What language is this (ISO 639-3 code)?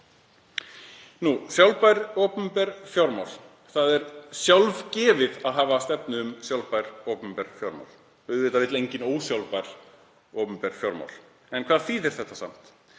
isl